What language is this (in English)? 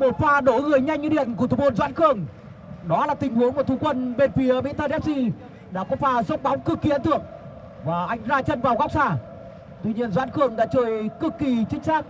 Vietnamese